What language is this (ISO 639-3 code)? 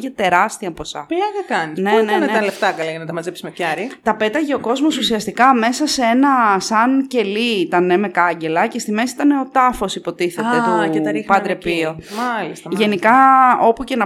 ell